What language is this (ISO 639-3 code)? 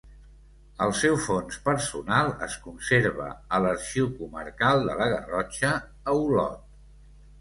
cat